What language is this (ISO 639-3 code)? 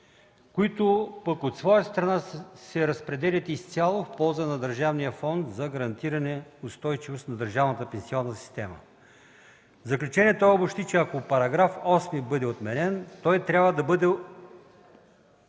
bul